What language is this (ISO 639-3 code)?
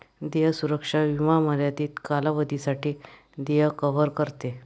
mar